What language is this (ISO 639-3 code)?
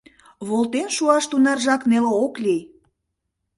chm